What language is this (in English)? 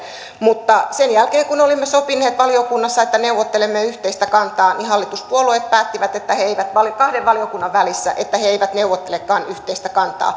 Finnish